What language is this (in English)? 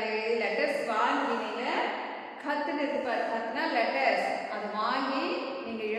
Tamil